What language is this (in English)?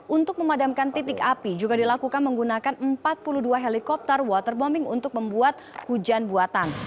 Indonesian